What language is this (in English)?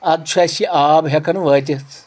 Kashmiri